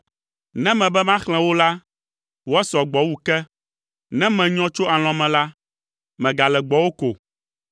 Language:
Ewe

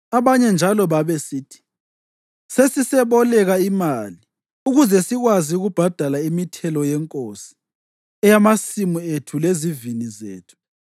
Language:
North Ndebele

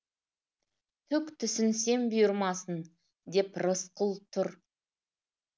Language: Kazakh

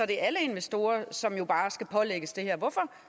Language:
Danish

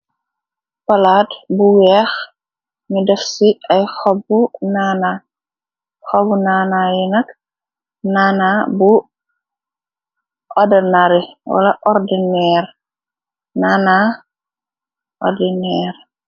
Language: Wolof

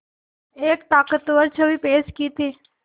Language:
Hindi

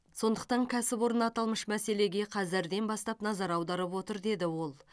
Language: Kazakh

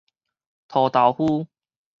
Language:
Min Nan Chinese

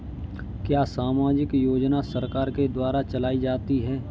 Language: Hindi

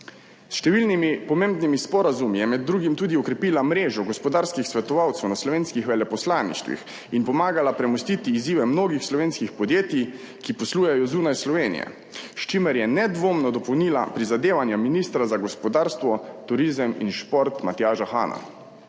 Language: Slovenian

